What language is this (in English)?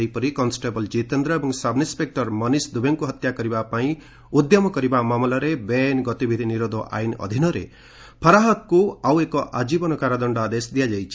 Odia